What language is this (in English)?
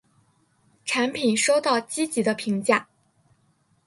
Chinese